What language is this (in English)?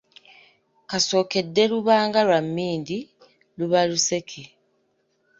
Ganda